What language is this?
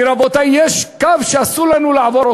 Hebrew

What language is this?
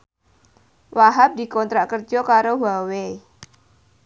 Javanese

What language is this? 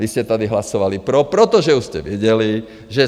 Czech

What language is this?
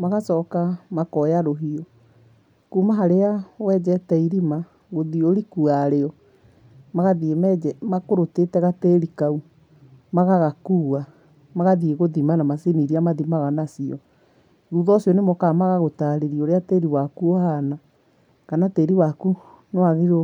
Kikuyu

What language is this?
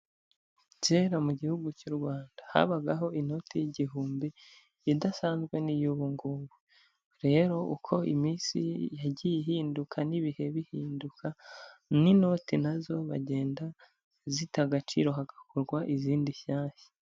Kinyarwanda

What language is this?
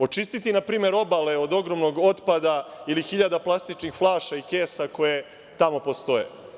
Serbian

